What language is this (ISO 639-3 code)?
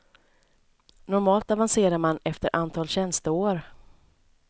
swe